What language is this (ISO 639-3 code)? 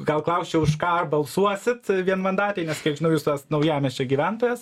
lit